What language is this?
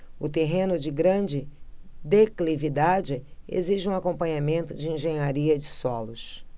Portuguese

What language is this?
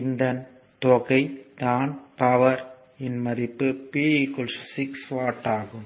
Tamil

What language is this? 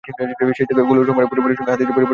Bangla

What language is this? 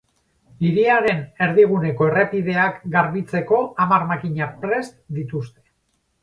Basque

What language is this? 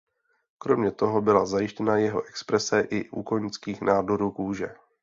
Czech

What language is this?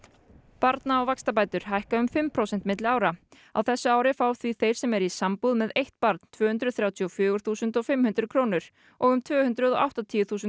Icelandic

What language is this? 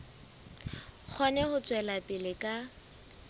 Southern Sotho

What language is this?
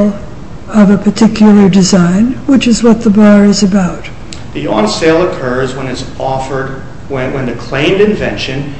English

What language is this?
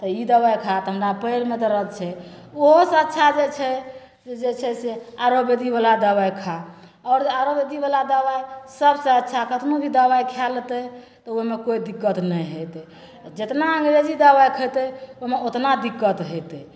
Maithili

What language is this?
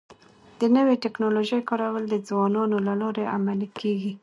Pashto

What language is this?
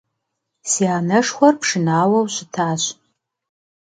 Kabardian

